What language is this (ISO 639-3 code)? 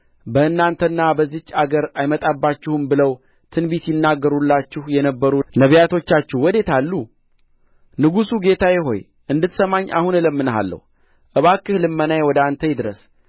amh